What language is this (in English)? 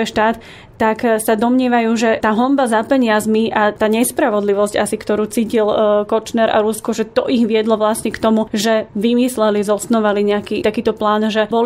Slovak